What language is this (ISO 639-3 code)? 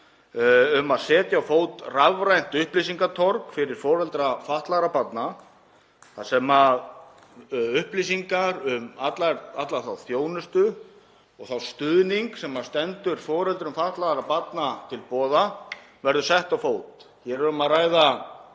isl